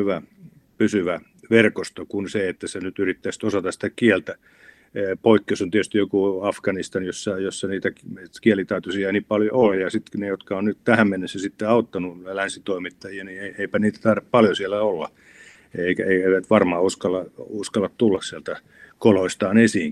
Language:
Finnish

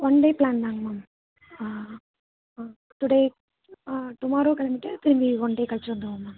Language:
Tamil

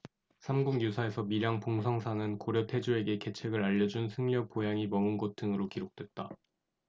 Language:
Korean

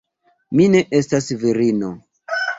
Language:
Esperanto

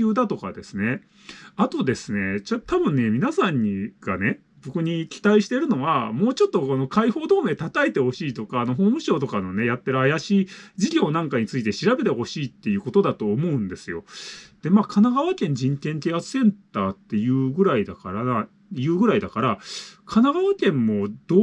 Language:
Japanese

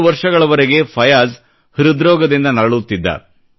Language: Kannada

